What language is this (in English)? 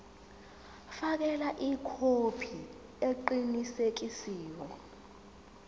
Zulu